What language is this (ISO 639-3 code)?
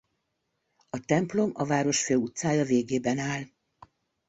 hun